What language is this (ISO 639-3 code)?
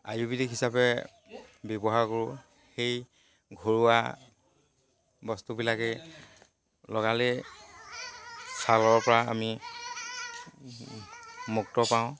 asm